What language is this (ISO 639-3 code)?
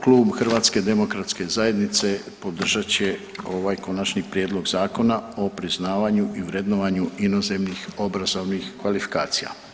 hrv